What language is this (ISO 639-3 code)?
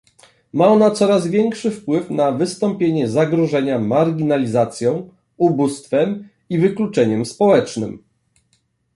pol